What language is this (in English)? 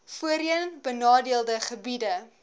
Afrikaans